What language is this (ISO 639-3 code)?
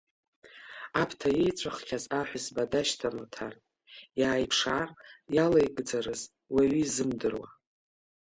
abk